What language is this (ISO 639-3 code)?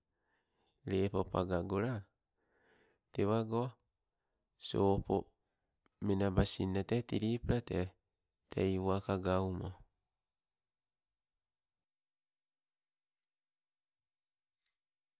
nco